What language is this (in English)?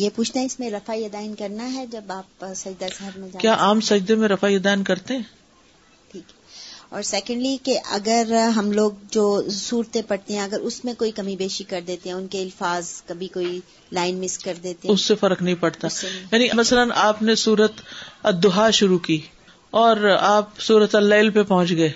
Urdu